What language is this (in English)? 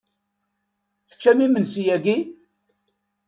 Kabyle